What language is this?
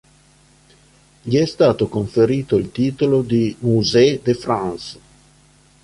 Italian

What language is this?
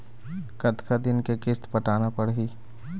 Chhattisgarhi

